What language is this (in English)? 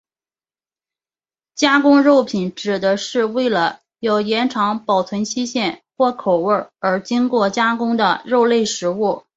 Chinese